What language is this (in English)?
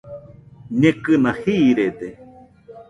Nüpode Huitoto